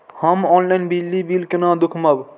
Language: Maithili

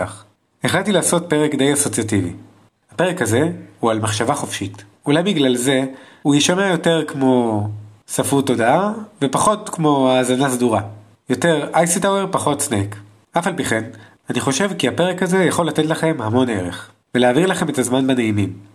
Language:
Hebrew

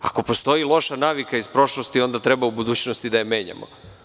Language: Serbian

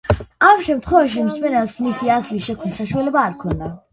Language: Georgian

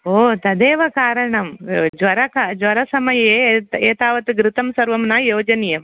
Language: Sanskrit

